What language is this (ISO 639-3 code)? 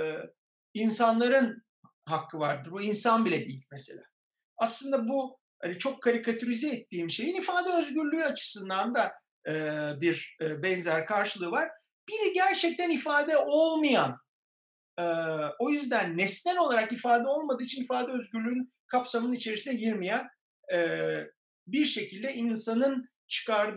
tur